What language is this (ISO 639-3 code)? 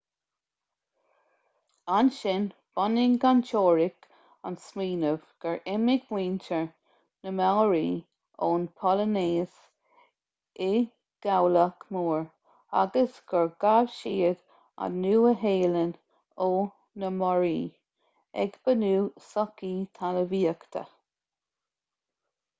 gle